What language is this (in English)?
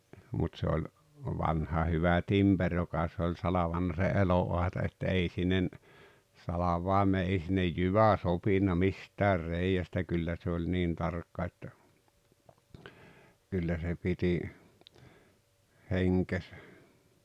Finnish